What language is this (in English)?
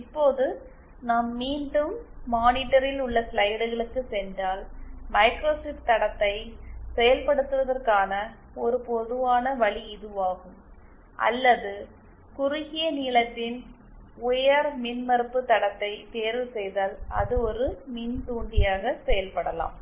Tamil